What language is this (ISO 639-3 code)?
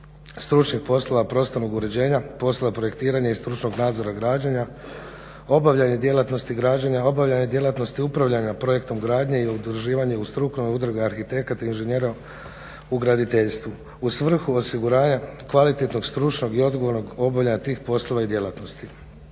hrv